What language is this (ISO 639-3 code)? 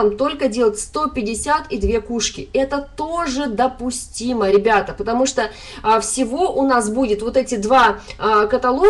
rus